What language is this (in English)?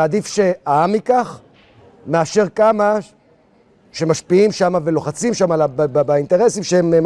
Hebrew